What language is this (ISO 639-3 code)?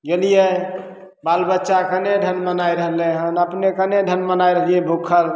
mai